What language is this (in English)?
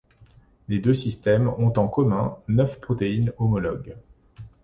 French